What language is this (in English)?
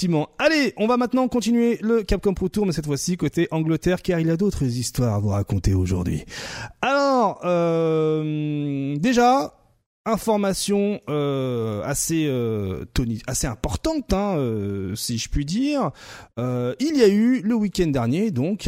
French